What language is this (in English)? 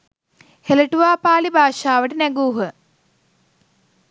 Sinhala